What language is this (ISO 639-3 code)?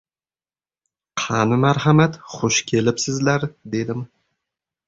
uzb